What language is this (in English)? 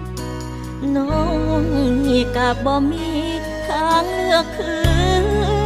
Thai